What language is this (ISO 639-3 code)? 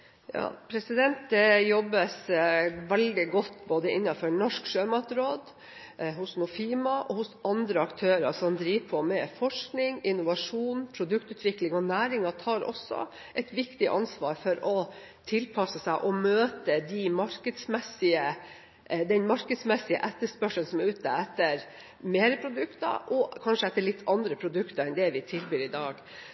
nor